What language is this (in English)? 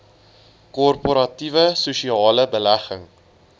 Afrikaans